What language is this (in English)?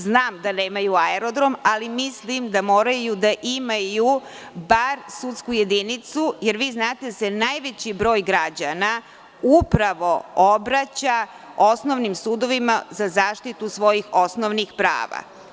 Serbian